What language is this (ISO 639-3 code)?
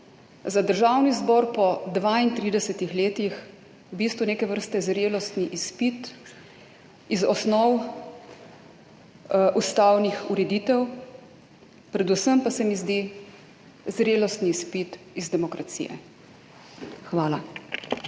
slv